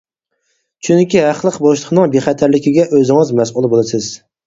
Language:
Uyghur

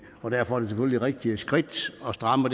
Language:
Danish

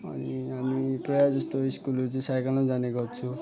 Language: Nepali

